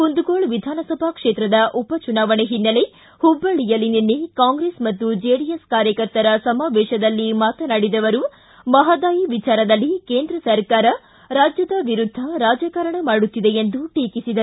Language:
Kannada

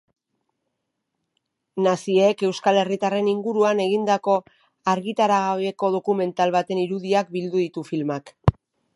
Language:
Basque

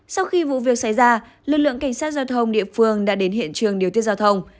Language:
Vietnamese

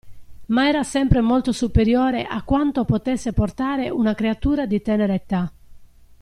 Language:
Italian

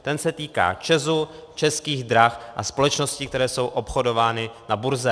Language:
Czech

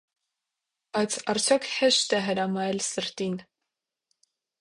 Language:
Armenian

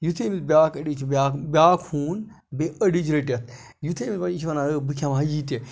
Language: Kashmiri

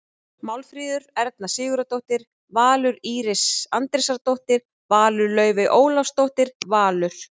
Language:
Icelandic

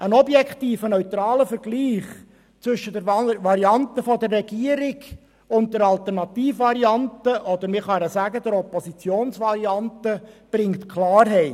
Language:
Swiss German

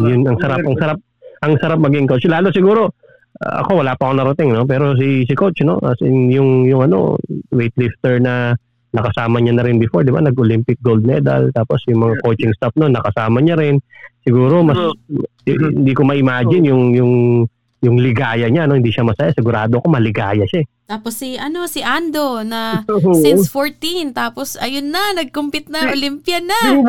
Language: Filipino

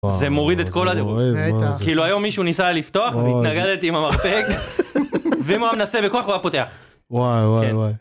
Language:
Hebrew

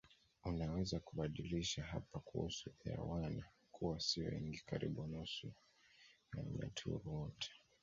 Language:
Swahili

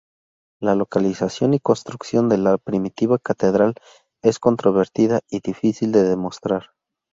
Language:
Spanish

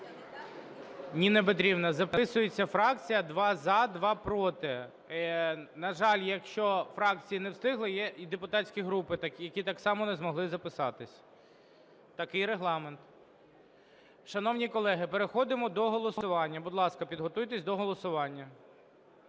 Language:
Ukrainian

